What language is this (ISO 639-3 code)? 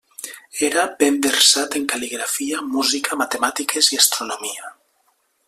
cat